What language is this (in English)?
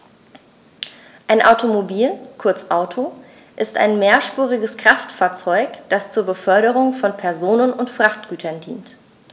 German